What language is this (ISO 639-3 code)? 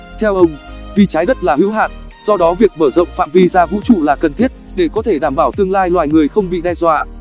vie